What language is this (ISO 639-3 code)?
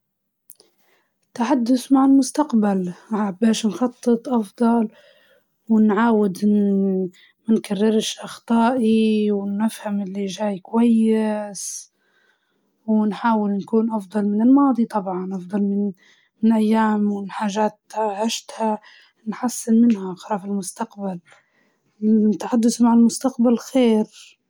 ayl